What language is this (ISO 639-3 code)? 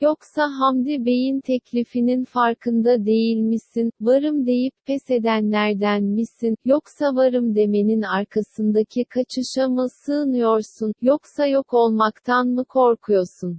tur